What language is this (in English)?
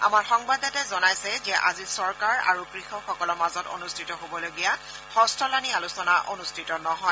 Assamese